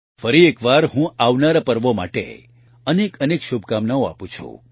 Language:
Gujarati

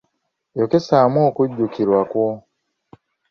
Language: Ganda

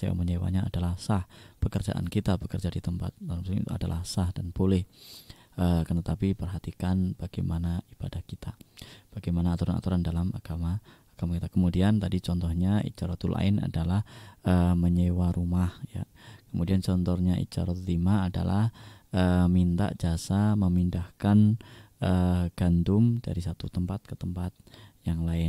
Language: Indonesian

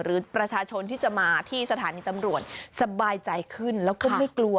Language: Thai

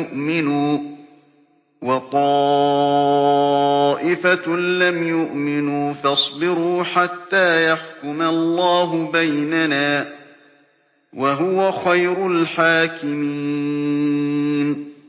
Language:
Arabic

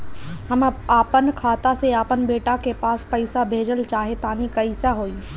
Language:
Bhojpuri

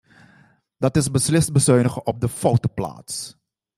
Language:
Dutch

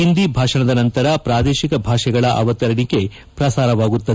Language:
Kannada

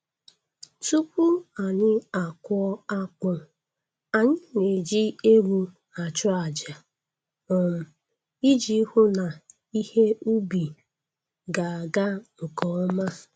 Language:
Igbo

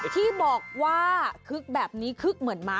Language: Thai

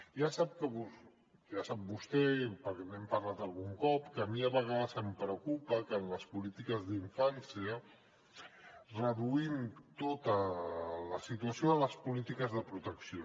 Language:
Catalan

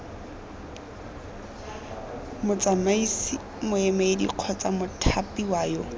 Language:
Tswana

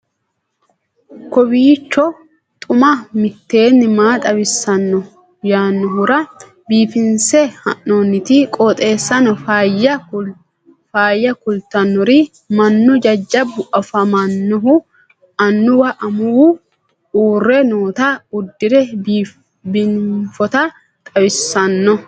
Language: Sidamo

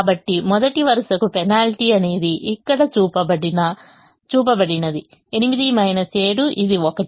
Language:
Telugu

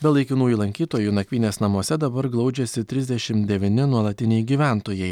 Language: Lithuanian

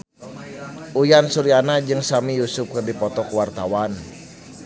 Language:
Sundanese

